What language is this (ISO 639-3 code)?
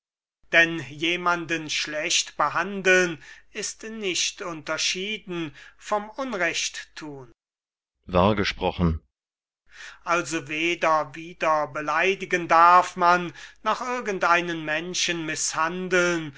deu